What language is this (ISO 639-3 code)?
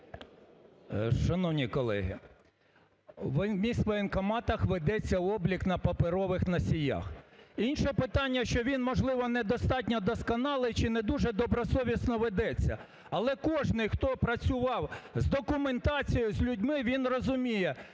ukr